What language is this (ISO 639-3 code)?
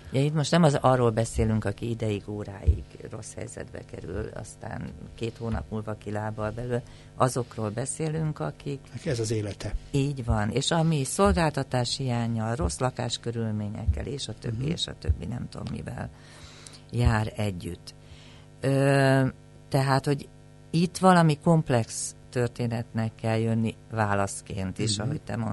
hun